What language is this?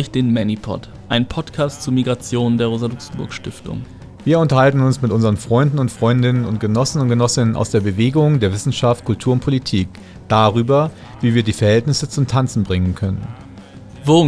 German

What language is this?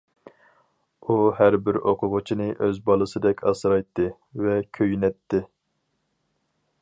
Uyghur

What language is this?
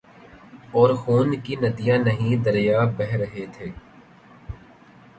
Urdu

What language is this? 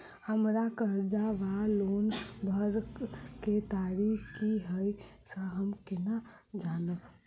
Maithili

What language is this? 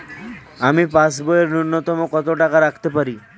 Bangla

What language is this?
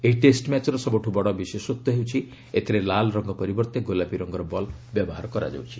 Odia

